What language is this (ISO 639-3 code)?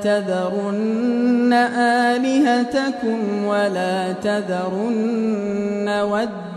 ara